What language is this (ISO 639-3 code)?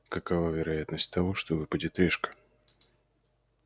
rus